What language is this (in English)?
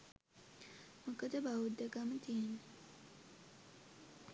Sinhala